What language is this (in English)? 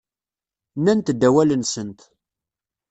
Kabyle